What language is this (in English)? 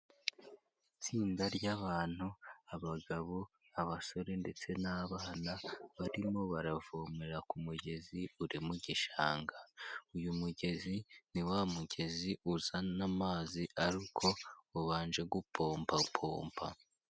Kinyarwanda